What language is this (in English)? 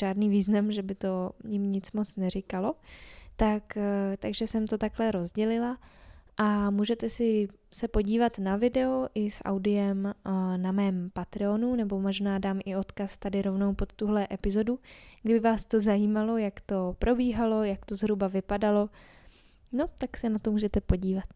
Czech